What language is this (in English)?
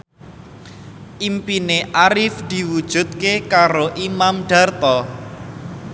Javanese